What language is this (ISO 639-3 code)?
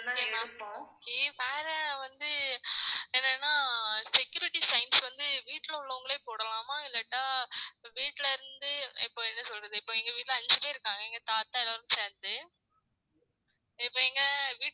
tam